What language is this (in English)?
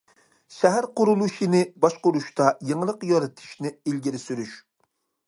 Uyghur